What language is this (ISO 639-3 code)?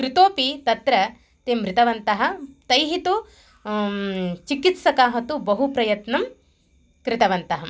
san